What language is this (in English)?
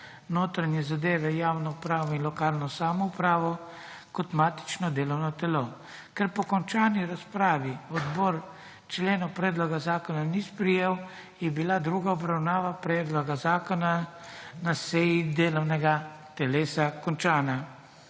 Slovenian